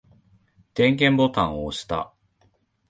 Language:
Japanese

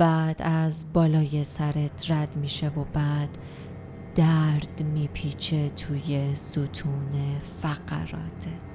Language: Persian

